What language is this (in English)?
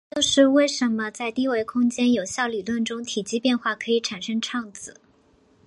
Chinese